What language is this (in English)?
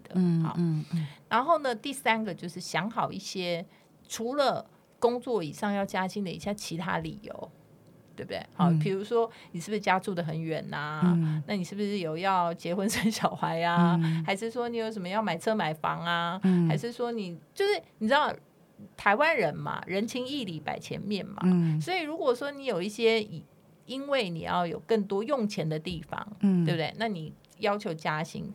Chinese